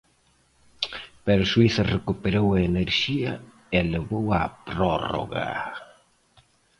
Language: Galician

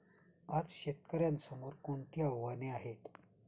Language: Marathi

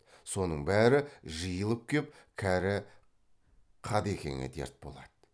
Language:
Kazakh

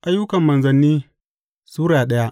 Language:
Hausa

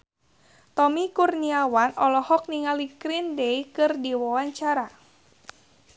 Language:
Sundanese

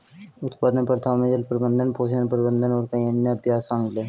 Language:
Hindi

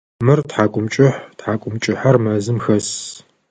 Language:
Adyghe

